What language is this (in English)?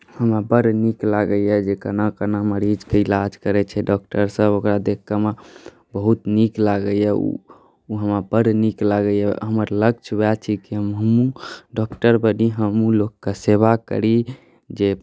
Maithili